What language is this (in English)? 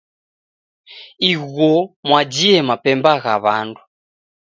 Taita